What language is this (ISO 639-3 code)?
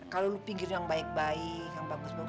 ind